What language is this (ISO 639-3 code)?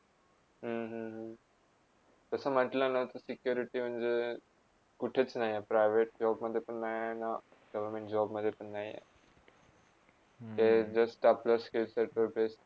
mar